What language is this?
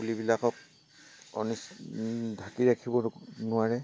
Assamese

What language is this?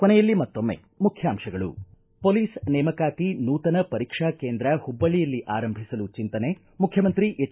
Kannada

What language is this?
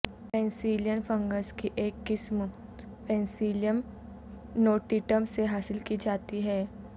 Urdu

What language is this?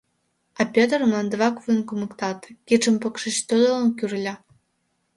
Mari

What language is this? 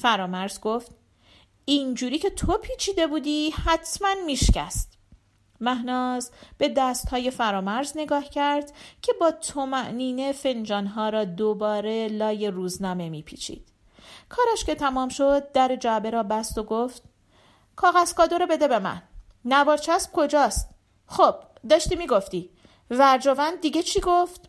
Persian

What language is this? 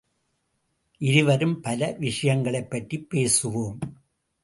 Tamil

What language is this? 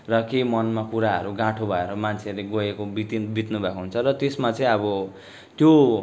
Nepali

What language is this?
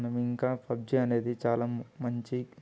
Telugu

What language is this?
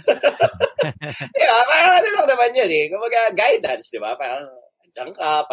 Filipino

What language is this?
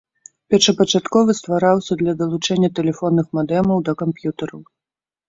Belarusian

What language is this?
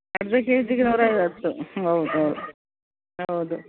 Kannada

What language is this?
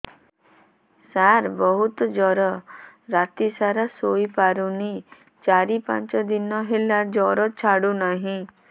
Odia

